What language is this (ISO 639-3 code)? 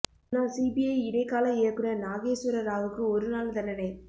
tam